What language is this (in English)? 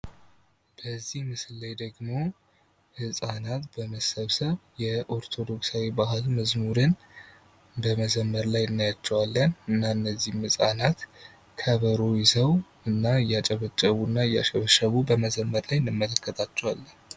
Amharic